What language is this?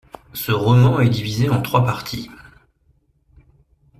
French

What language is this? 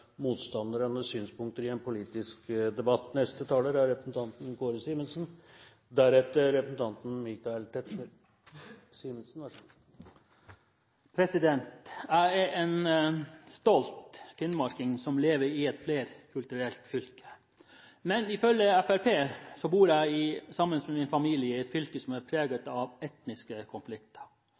Norwegian Bokmål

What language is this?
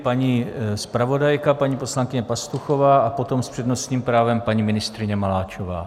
Czech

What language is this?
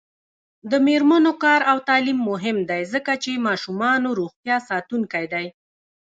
Pashto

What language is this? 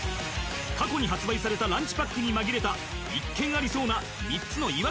Japanese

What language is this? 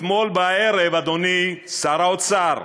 Hebrew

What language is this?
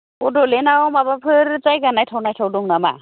Bodo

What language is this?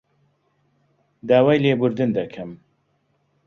Central Kurdish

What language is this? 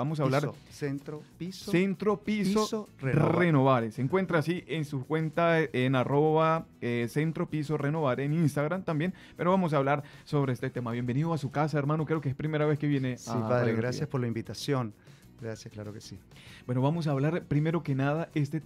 Spanish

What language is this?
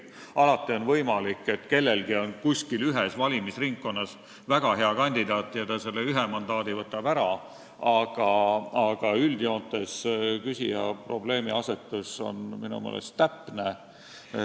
Estonian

